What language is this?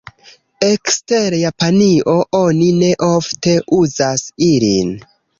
Esperanto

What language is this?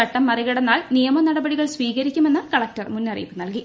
Malayalam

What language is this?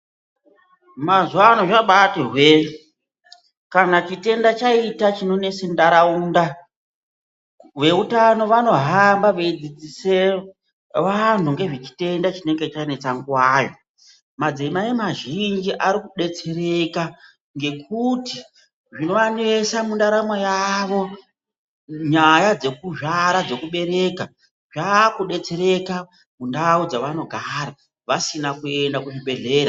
Ndau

